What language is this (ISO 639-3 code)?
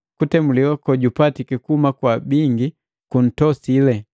mgv